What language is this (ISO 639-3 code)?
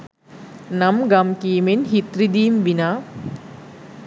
sin